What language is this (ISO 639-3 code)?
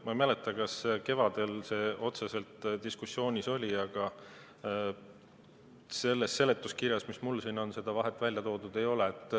est